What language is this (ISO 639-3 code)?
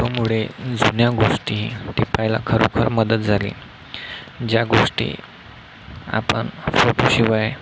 mar